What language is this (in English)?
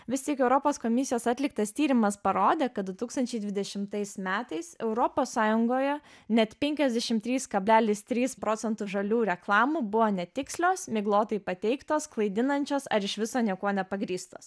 Lithuanian